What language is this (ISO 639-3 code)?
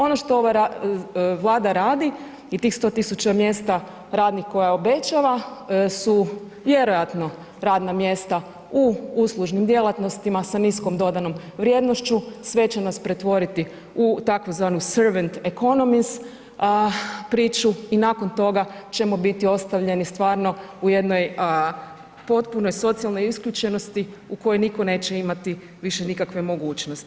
hrv